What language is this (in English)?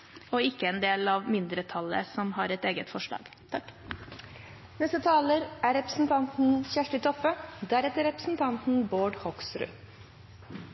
Norwegian Bokmål